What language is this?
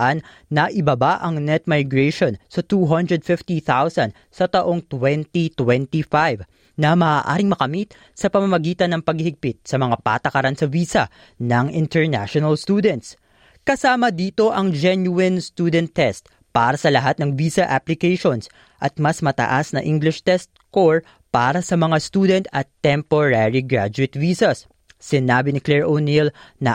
Filipino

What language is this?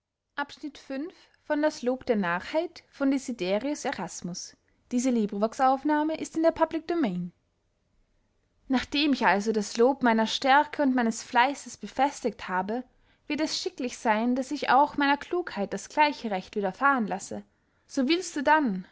German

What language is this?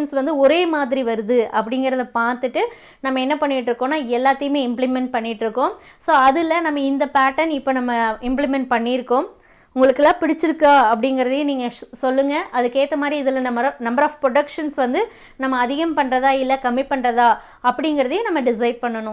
Tamil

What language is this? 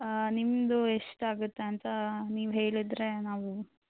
Kannada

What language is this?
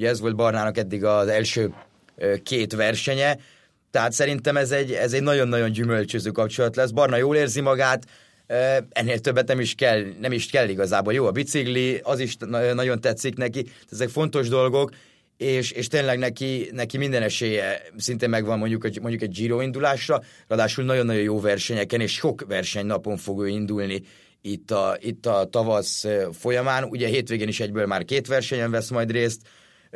Hungarian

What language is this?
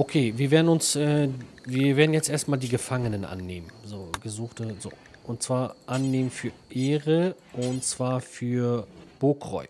German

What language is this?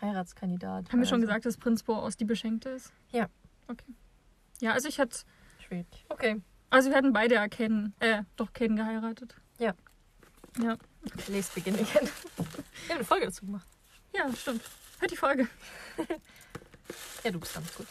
German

